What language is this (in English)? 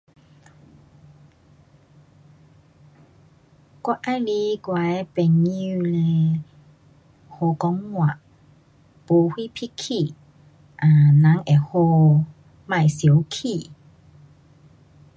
Pu-Xian Chinese